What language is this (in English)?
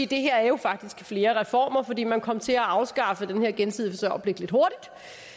Danish